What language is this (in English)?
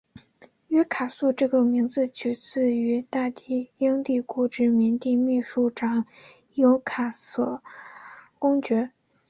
Chinese